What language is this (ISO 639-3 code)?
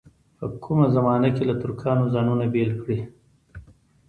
pus